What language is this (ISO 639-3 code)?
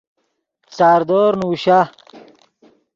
ydg